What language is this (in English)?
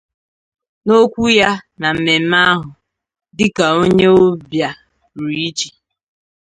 Igbo